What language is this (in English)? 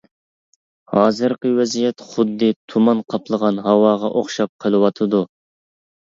Uyghur